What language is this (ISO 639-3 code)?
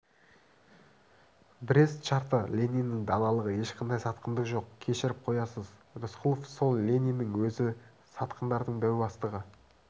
kaz